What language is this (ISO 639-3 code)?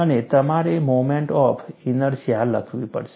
guj